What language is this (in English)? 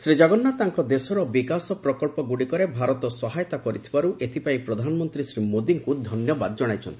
Odia